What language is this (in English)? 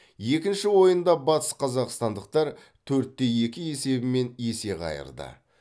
Kazakh